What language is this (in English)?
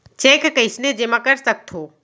Chhattisgarhi